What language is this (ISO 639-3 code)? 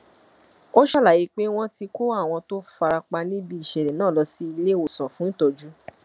yor